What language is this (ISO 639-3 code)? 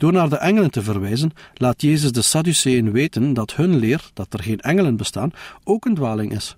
nld